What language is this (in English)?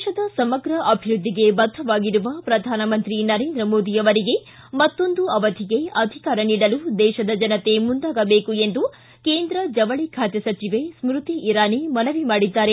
Kannada